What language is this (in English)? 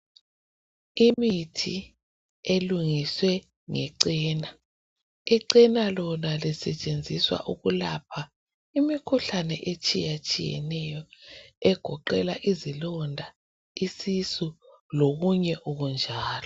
North Ndebele